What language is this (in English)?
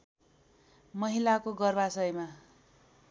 Nepali